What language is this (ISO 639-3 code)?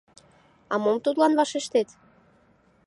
chm